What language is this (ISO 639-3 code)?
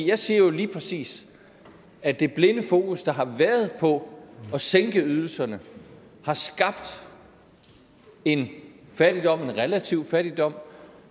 dan